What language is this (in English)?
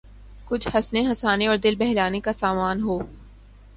Urdu